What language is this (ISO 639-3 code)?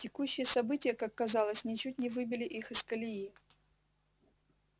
rus